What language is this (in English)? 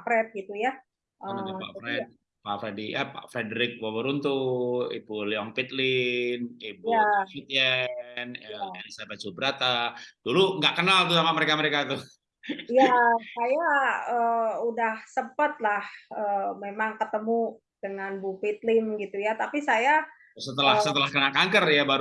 Indonesian